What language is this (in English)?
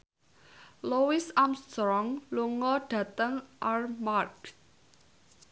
Javanese